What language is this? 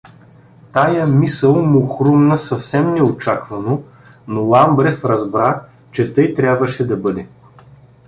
Bulgarian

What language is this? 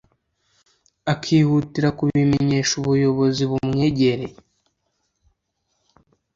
Kinyarwanda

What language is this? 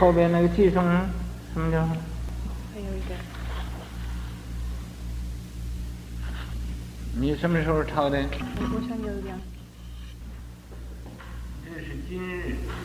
Chinese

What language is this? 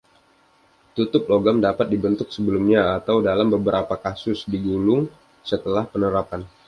Indonesian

